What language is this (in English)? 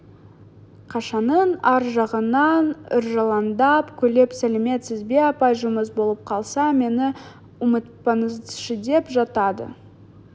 Kazakh